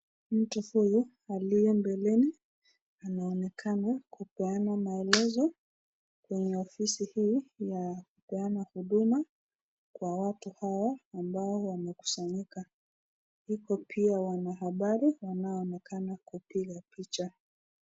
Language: Swahili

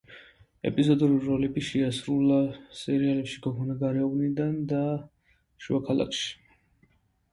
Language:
Georgian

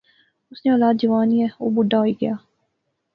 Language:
Pahari-Potwari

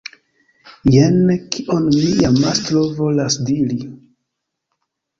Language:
Esperanto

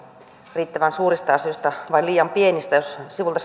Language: Finnish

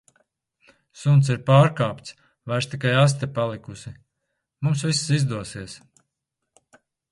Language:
Latvian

